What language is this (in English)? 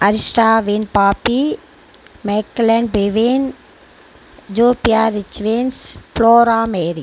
Tamil